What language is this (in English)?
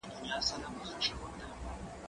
Pashto